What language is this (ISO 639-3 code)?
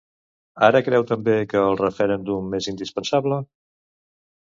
cat